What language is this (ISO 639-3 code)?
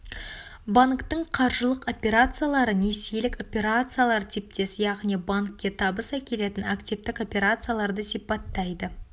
kaz